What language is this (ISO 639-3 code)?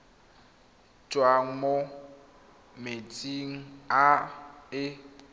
tsn